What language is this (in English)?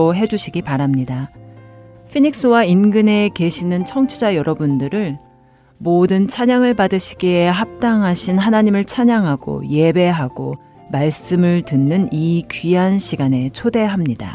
Korean